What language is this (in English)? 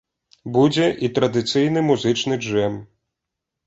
Belarusian